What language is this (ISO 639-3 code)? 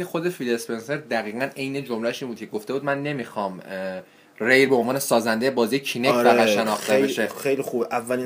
fas